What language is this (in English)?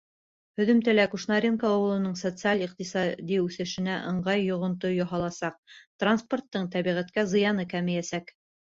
Bashkir